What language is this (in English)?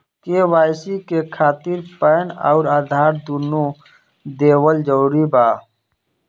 Bhojpuri